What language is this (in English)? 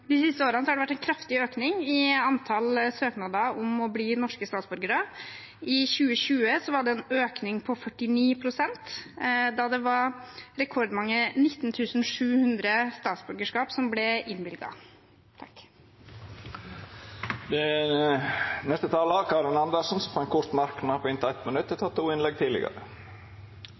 Norwegian